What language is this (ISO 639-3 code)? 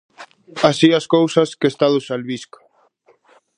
glg